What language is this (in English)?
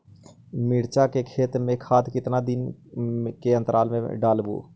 Magahi